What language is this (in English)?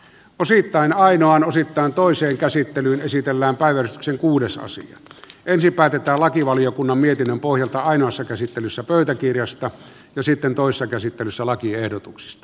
Finnish